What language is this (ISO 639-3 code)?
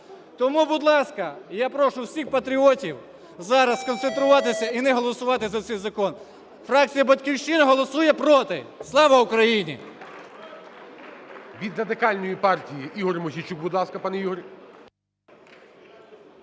ukr